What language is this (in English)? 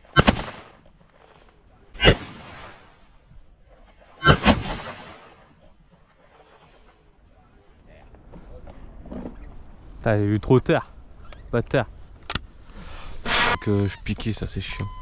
French